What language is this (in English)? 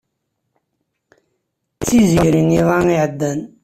Kabyle